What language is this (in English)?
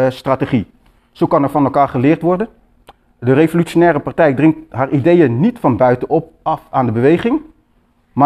Dutch